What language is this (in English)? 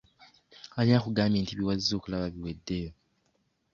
Ganda